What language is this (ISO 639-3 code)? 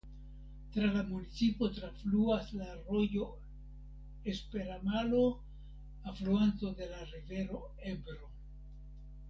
epo